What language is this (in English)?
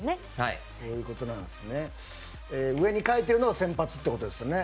Japanese